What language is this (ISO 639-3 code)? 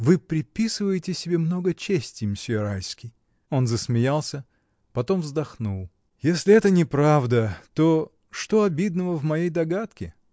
rus